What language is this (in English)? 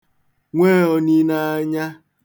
Igbo